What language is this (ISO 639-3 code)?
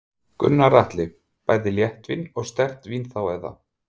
isl